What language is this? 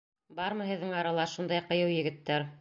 Bashkir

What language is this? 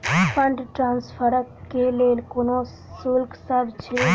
Maithili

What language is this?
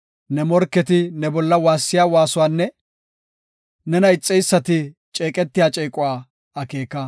Gofa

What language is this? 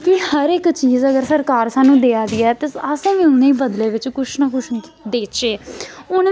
Dogri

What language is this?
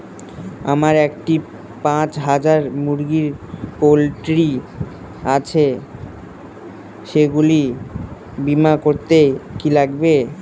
Bangla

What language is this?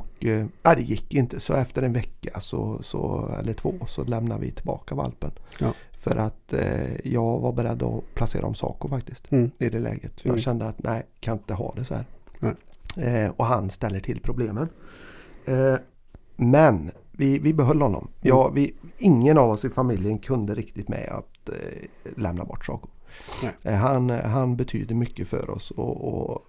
Swedish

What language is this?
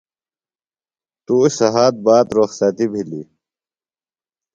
Phalura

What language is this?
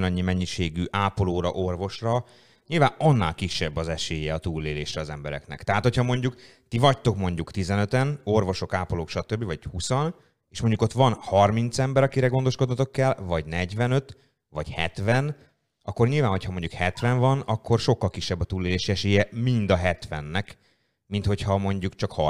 Hungarian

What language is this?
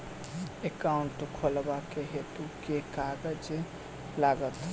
Maithili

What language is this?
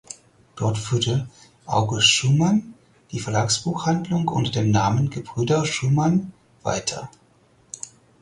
German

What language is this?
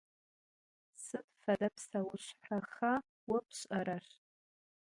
Adyghe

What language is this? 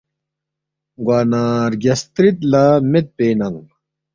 Balti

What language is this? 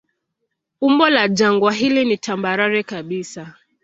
Swahili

